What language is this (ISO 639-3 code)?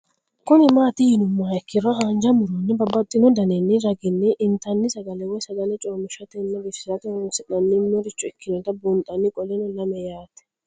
sid